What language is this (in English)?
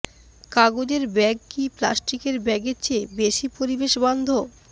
Bangla